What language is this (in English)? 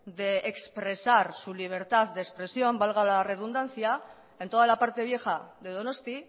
Spanish